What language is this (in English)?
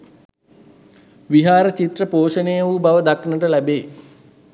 Sinhala